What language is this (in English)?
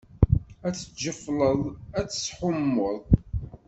Kabyle